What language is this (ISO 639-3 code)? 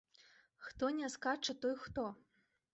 bel